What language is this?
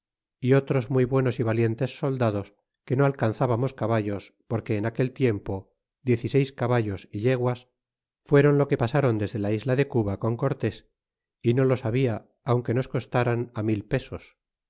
Spanish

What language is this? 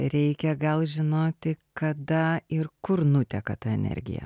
Lithuanian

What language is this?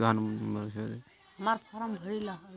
Magahi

